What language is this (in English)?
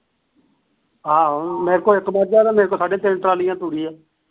Punjabi